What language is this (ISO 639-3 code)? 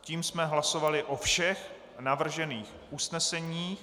ces